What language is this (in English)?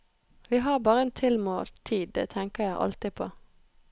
Norwegian